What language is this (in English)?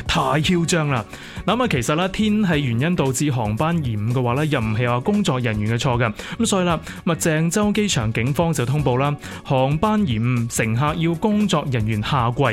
Chinese